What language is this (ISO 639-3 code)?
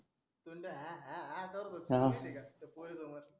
mar